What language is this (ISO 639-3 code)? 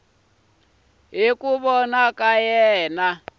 tso